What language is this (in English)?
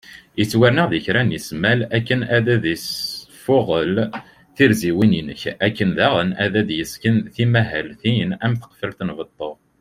Kabyle